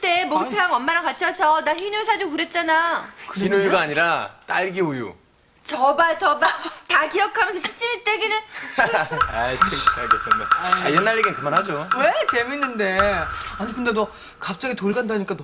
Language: Korean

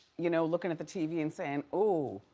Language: English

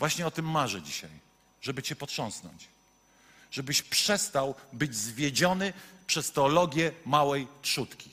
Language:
Polish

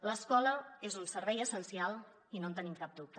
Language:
Catalan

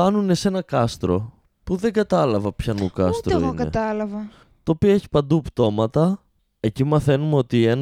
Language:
Greek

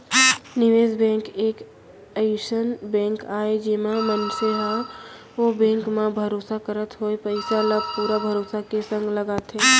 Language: Chhattisgarhi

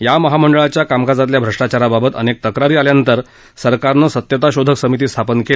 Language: Marathi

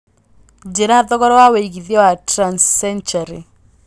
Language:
Kikuyu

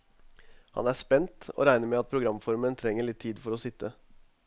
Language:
Norwegian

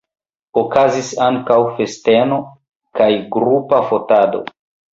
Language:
Esperanto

